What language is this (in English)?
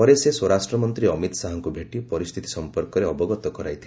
Odia